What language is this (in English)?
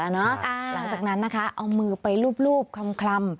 Thai